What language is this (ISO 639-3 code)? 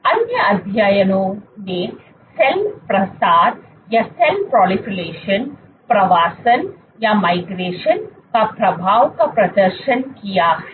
hin